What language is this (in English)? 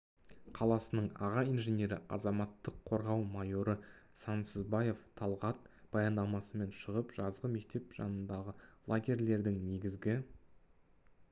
Kazakh